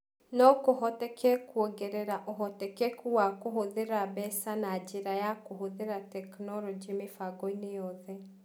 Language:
Kikuyu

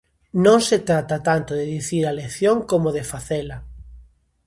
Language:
Galician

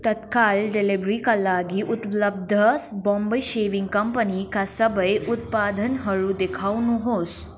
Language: Nepali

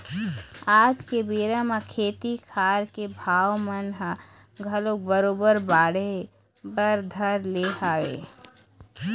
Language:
Chhattisgarhi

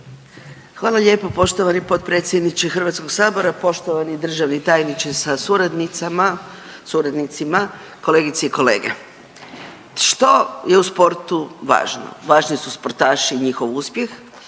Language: Croatian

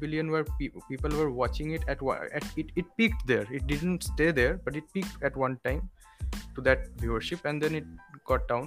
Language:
Bangla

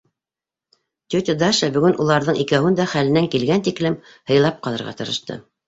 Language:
Bashkir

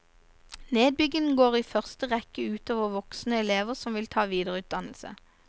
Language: Norwegian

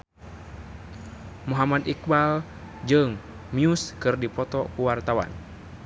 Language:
Sundanese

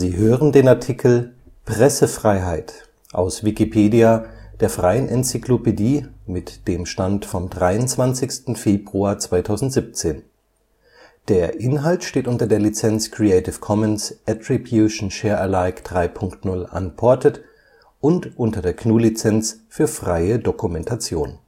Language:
German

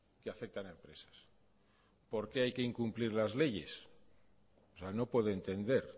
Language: Spanish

